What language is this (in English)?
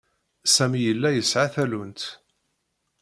Kabyle